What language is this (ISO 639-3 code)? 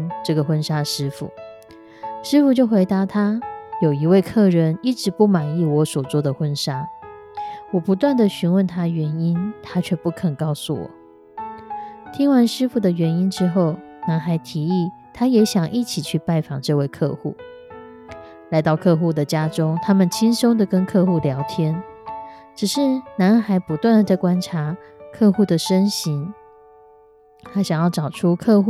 zho